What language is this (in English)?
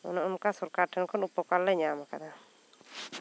Santali